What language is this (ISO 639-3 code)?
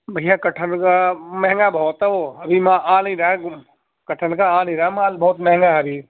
urd